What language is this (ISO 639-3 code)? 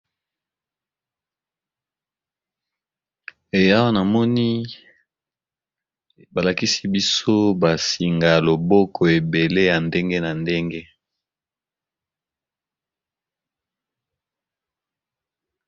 lin